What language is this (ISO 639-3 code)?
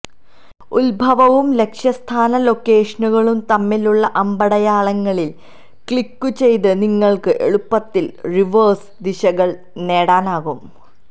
mal